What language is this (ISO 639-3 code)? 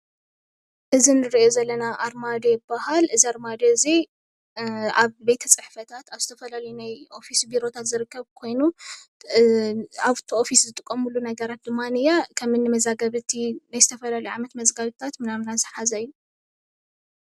tir